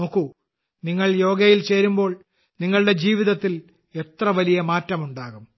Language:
Malayalam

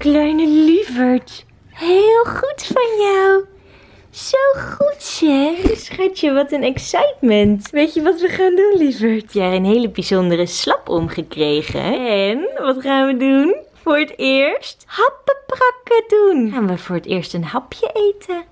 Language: Dutch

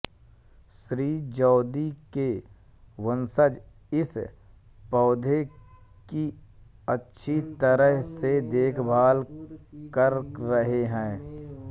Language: Hindi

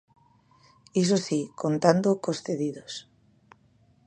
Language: Galician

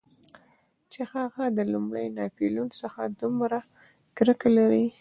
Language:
Pashto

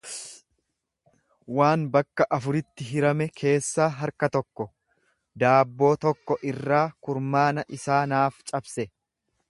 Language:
Oromo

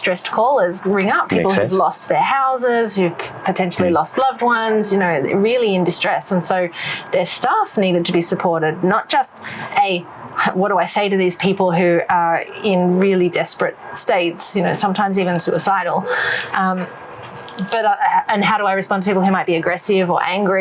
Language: English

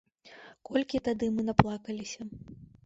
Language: Belarusian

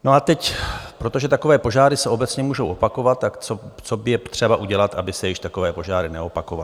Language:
Czech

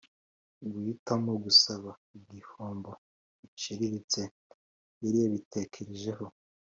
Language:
Kinyarwanda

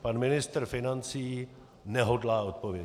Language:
Czech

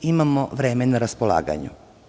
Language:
Serbian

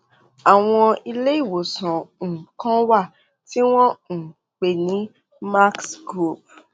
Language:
Yoruba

